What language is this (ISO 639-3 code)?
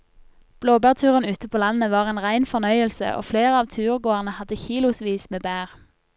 nor